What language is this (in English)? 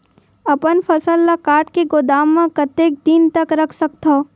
Chhattisgarhi